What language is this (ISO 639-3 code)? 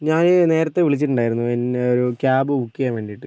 mal